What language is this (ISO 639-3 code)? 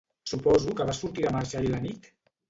cat